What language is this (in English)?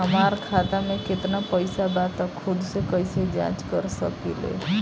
Bhojpuri